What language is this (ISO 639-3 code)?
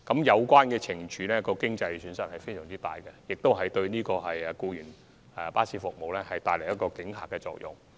yue